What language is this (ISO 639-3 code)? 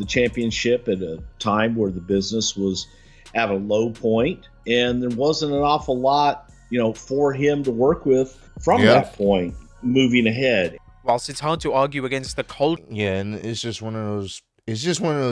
eng